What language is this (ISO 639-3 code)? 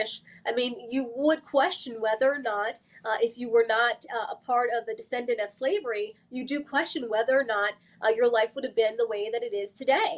eng